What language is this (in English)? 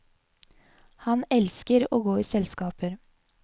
Norwegian